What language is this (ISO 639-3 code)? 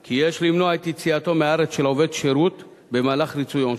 heb